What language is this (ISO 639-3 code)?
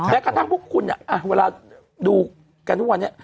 tha